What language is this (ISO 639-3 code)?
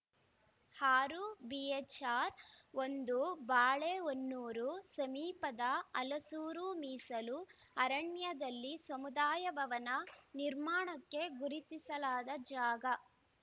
kan